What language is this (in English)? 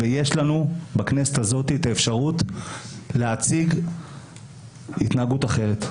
Hebrew